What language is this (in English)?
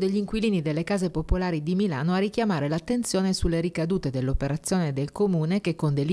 Italian